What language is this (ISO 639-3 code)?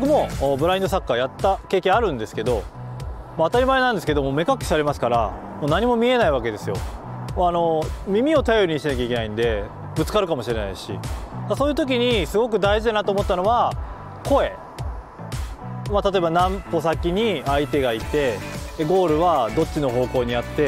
jpn